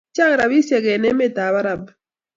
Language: Kalenjin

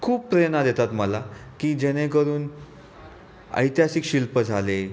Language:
Marathi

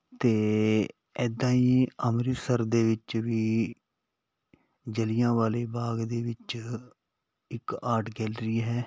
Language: Punjabi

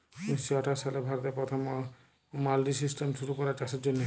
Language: Bangla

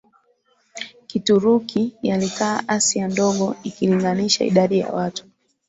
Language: Swahili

